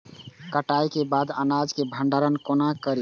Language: Maithili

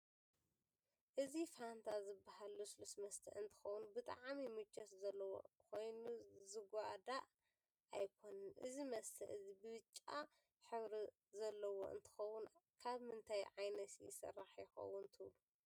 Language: Tigrinya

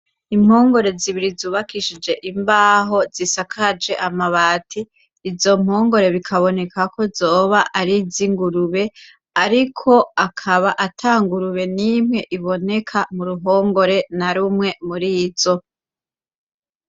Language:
Rundi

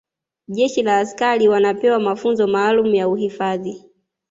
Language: Swahili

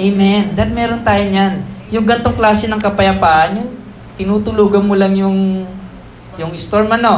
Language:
Filipino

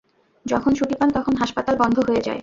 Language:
Bangla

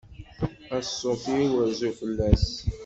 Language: Kabyle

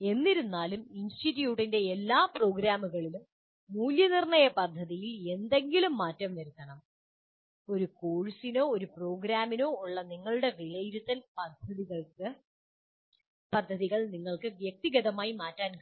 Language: Malayalam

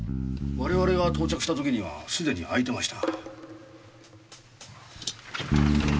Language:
Japanese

